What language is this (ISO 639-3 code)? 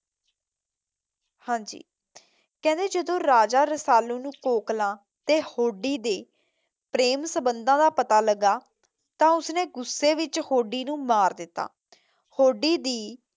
pan